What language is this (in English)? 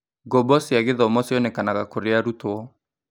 Kikuyu